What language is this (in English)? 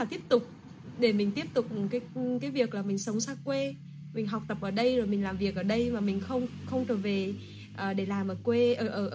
Vietnamese